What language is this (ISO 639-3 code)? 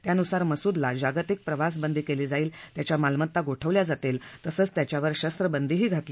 mar